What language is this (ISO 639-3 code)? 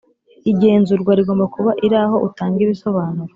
kin